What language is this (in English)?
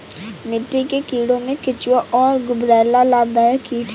Hindi